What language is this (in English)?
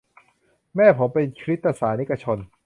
Thai